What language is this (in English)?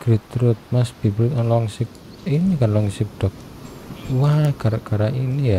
Indonesian